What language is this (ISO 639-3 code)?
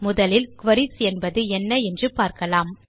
tam